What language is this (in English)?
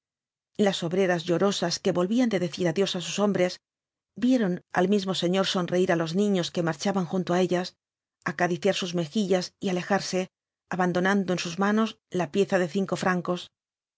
Spanish